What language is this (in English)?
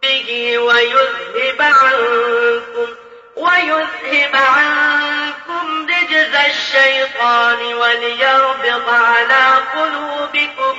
Urdu